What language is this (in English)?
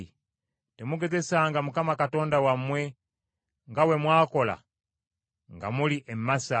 Ganda